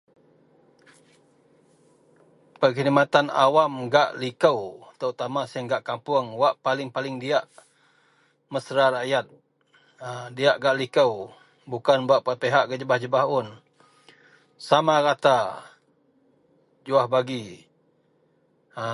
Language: Central Melanau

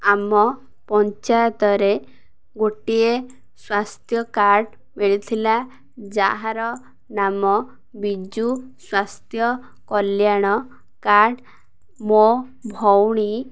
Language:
Odia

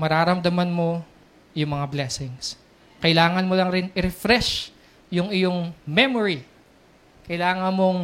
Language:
Filipino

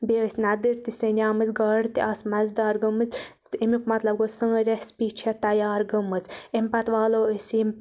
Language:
Kashmiri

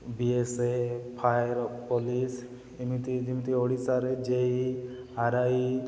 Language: Odia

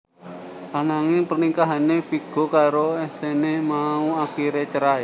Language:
Javanese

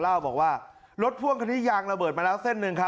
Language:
Thai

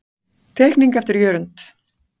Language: Icelandic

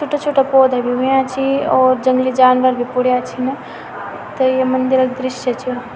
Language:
Garhwali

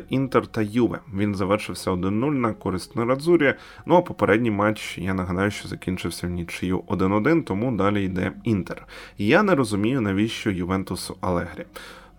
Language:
Ukrainian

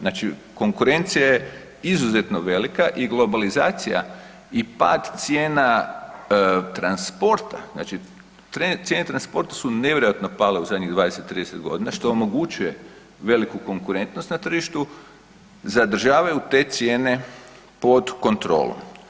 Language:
Croatian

